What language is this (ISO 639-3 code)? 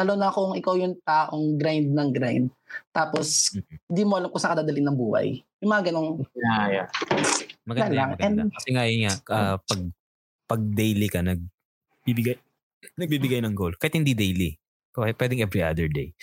fil